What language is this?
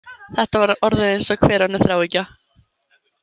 Icelandic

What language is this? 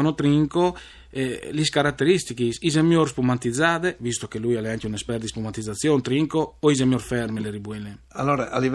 Italian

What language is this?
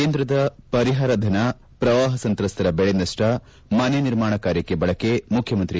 Kannada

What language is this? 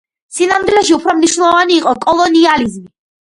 Georgian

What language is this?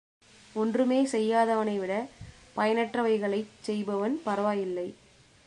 Tamil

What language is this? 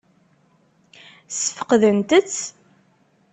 Kabyle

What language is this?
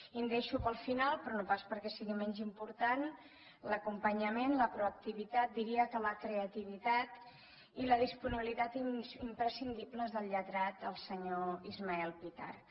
Catalan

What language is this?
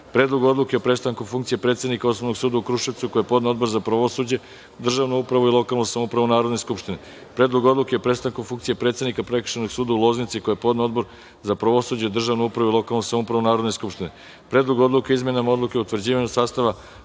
Serbian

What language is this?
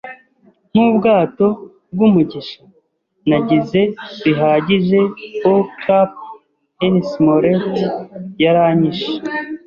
Kinyarwanda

